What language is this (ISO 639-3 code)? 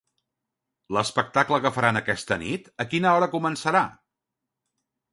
cat